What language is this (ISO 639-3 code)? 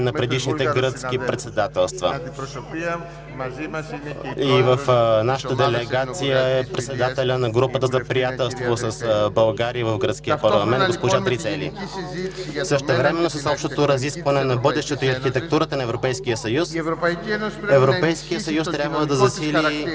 bul